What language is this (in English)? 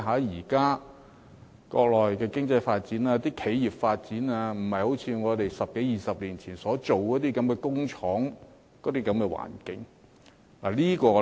Cantonese